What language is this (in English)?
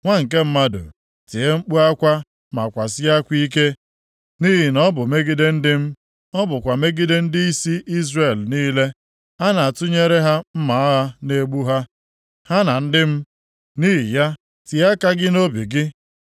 Igbo